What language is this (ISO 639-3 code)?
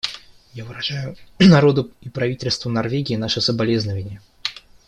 rus